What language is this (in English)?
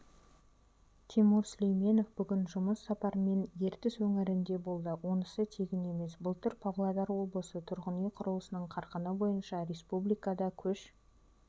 Kazakh